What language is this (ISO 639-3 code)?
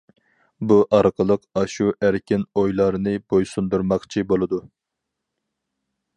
uig